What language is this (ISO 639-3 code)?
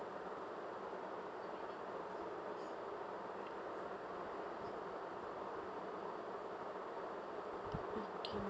eng